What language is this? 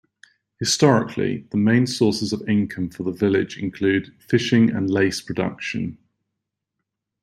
English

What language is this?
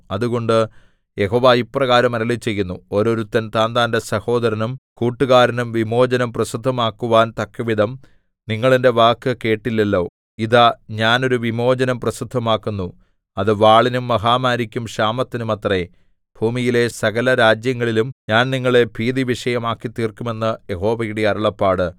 Malayalam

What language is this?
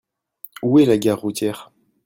French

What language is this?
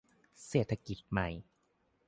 Thai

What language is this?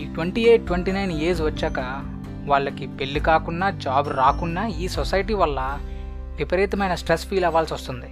Telugu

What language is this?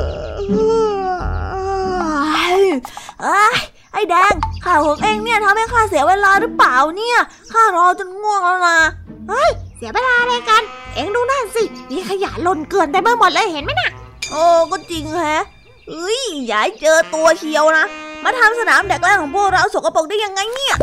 Thai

